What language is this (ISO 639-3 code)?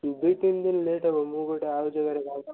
ori